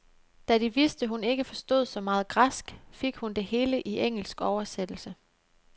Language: Danish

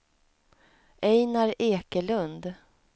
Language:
Swedish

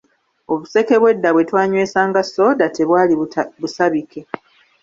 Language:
Ganda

